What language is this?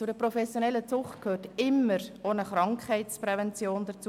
Swiss German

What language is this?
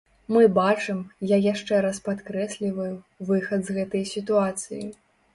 Belarusian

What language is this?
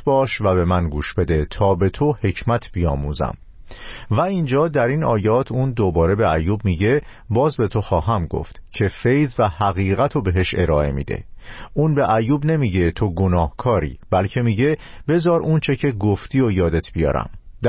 Persian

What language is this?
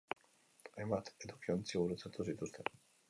Basque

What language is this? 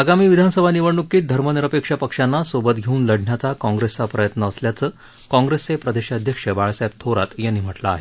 Marathi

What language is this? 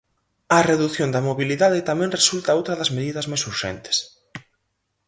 Galician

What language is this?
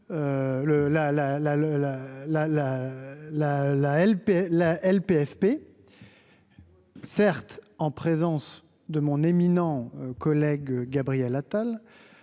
French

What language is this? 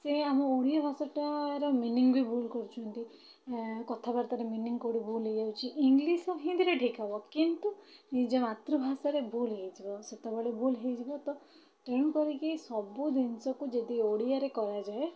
Odia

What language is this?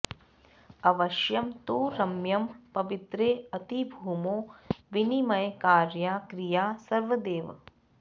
Sanskrit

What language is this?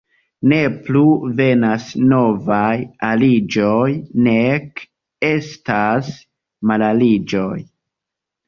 Esperanto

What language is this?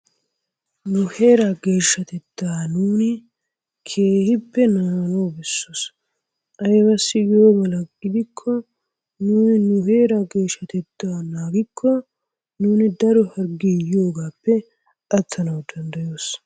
Wolaytta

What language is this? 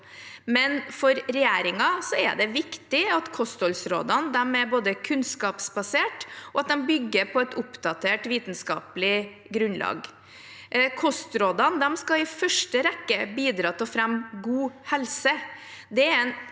Norwegian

